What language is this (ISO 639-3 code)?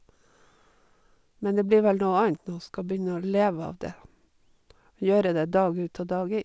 nor